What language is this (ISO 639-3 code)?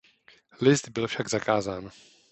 ces